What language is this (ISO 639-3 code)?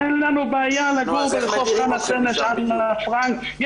heb